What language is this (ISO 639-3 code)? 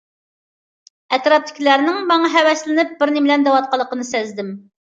uig